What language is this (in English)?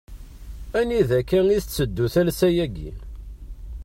Kabyle